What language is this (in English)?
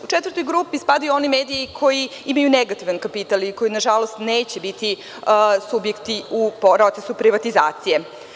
Serbian